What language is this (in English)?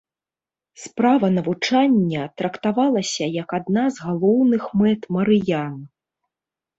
Belarusian